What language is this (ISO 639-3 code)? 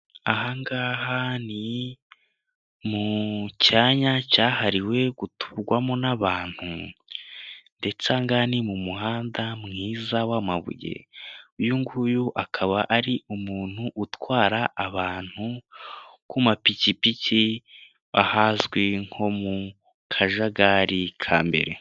kin